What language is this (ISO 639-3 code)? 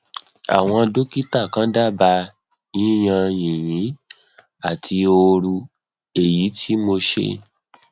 yor